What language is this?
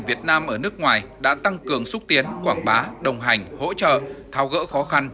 Vietnamese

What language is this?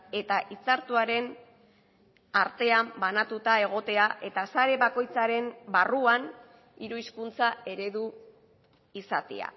Basque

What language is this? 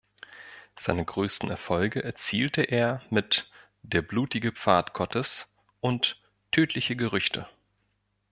German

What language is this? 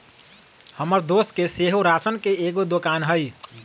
Magahi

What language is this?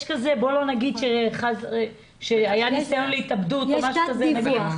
Hebrew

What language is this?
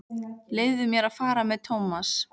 Icelandic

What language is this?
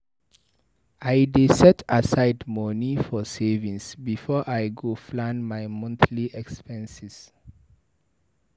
Nigerian Pidgin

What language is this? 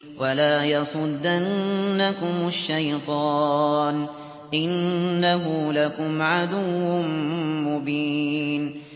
Arabic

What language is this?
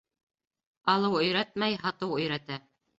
Bashkir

